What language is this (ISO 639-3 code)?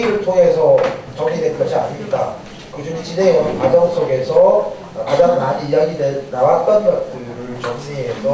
kor